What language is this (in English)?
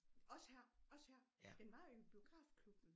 Danish